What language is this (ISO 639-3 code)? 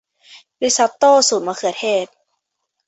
tha